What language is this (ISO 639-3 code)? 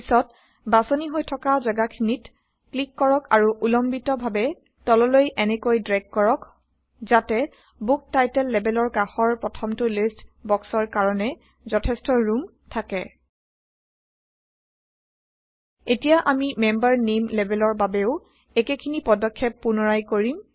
asm